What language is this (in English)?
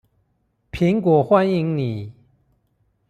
Chinese